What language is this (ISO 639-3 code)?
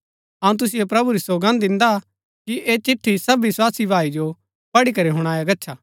gbk